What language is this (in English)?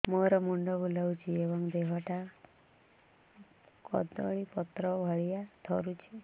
Odia